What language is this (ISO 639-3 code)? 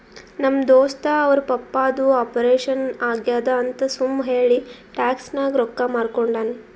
kan